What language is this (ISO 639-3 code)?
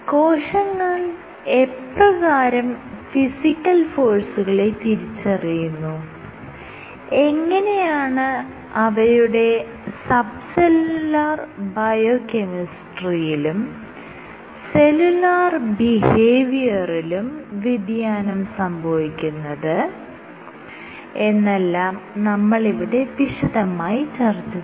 mal